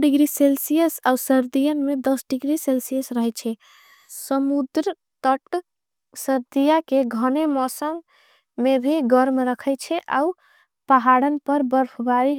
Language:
Angika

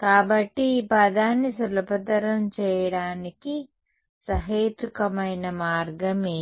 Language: Telugu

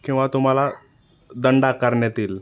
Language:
Marathi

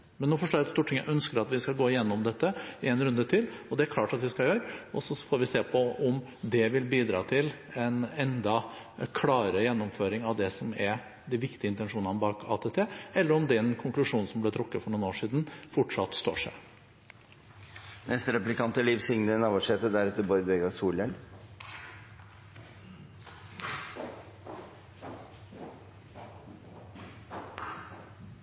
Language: Norwegian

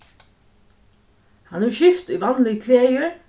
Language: Faroese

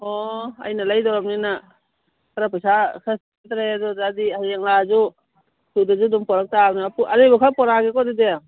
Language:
Manipuri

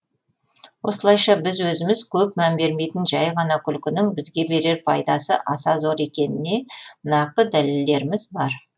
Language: Kazakh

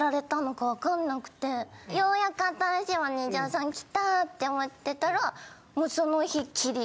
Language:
Japanese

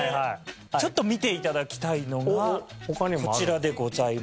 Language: Japanese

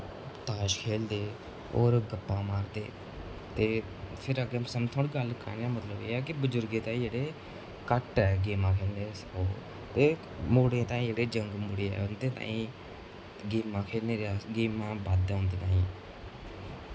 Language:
Dogri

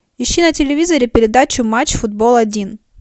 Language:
Russian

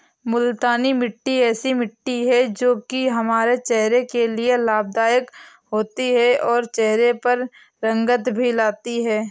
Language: Hindi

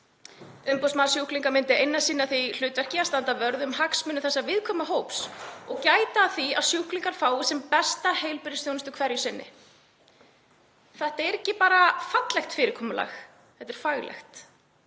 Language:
Icelandic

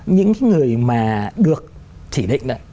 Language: Vietnamese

